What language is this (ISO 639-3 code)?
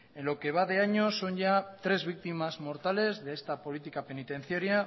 spa